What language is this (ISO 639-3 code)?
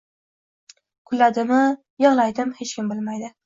uzb